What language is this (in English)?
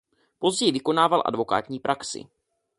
Czech